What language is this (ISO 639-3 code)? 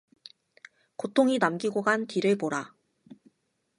kor